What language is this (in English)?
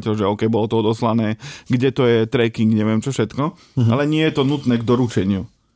Slovak